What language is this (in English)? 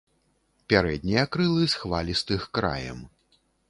Belarusian